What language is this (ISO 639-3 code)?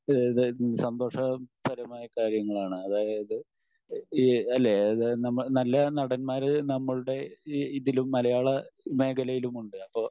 mal